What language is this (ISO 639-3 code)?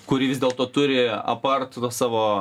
lit